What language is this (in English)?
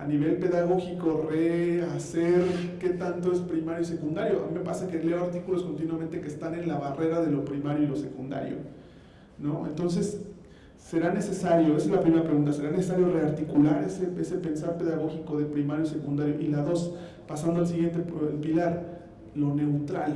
Spanish